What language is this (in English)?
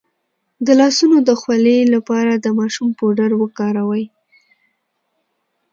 Pashto